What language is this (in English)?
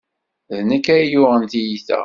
Kabyle